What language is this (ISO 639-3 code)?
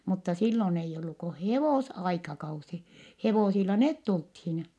fin